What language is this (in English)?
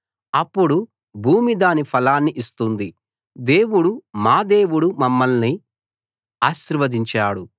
Telugu